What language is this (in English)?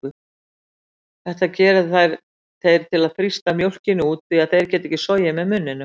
Icelandic